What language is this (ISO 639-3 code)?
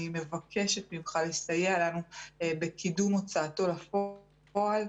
heb